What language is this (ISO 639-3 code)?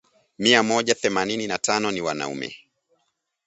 swa